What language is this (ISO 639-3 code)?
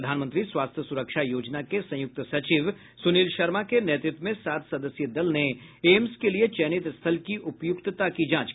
hin